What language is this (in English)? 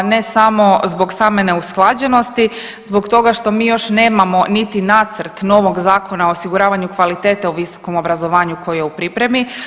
Croatian